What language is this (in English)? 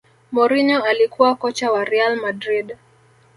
Swahili